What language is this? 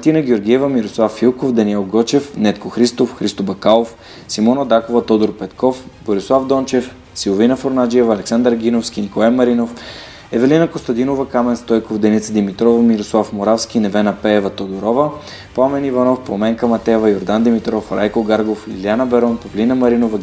Bulgarian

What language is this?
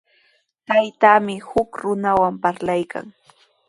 Sihuas Ancash Quechua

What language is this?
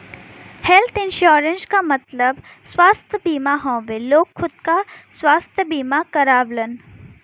Bhojpuri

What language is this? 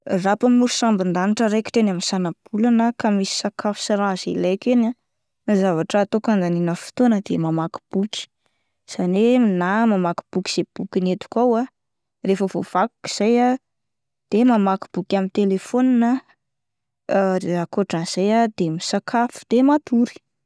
Malagasy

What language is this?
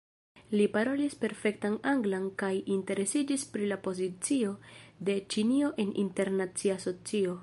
Esperanto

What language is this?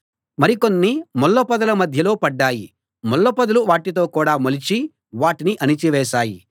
Telugu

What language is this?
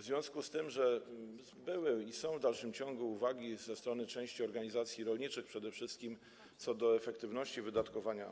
Polish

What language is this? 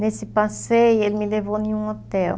Portuguese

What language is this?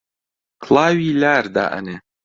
Central Kurdish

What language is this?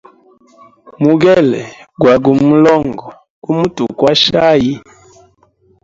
Hemba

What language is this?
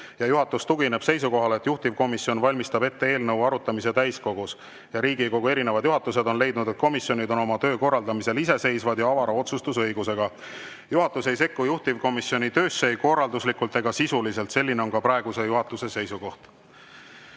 Estonian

